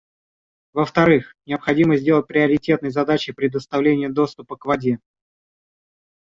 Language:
Russian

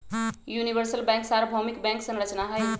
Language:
Magahi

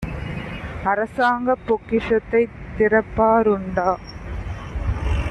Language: Tamil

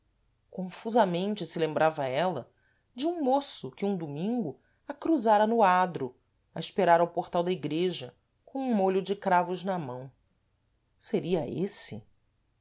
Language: Portuguese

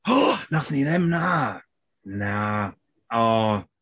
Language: Welsh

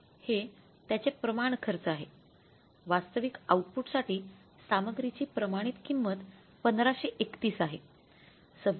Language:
Marathi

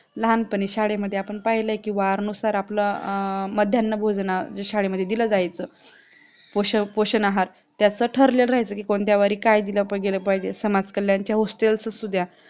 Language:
Marathi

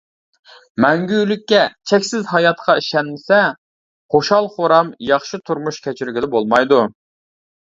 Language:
Uyghur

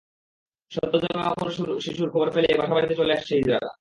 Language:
Bangla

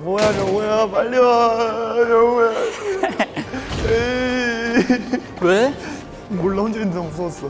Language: Korean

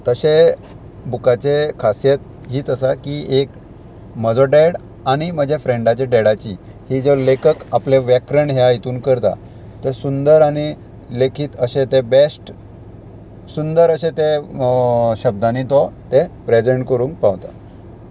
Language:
Konkani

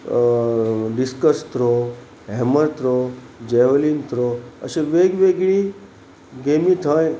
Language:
Konkani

